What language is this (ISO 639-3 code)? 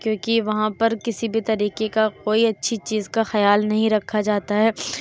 urd